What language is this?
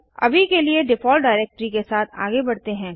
Hindi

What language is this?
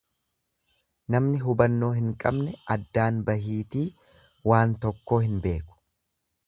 Oromo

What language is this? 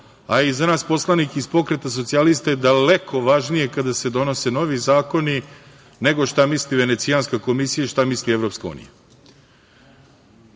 Serbian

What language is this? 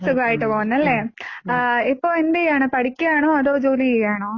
Malayalam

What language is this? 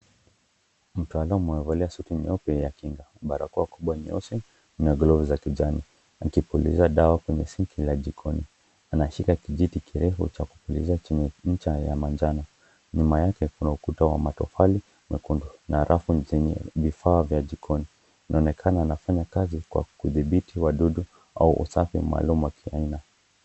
Swahili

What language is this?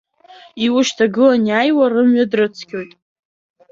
Abkhazian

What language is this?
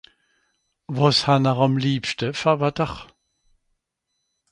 Swiss German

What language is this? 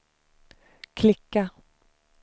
Swedish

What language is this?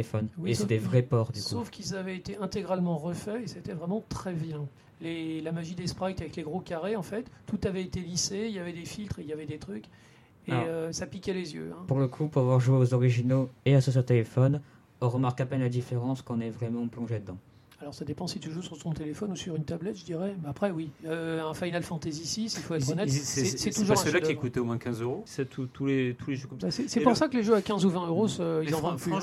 French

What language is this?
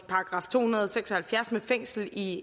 Danish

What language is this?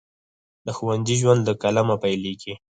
Pashto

